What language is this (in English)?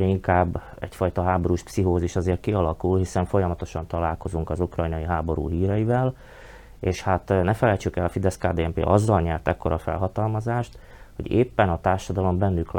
Hungarian